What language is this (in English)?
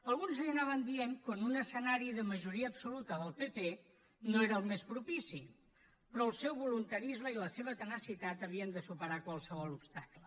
Catalan